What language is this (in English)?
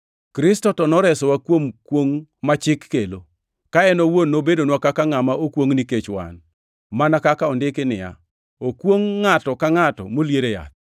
Luo (Kenya and Tanzania)